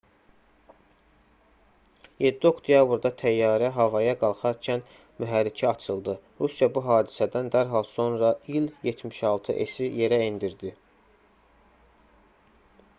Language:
Azerbaijani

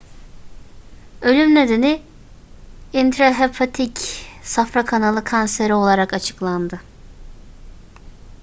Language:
Turkish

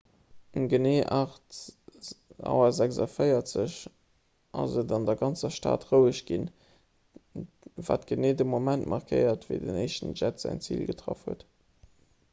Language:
Luxembourgish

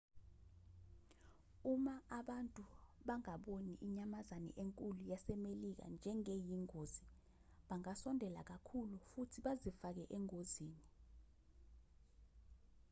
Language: Zulu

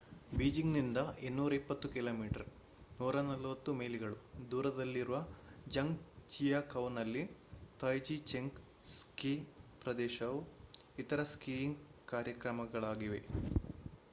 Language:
Kannada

